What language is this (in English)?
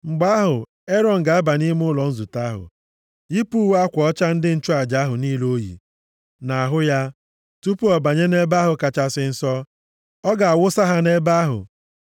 Igbo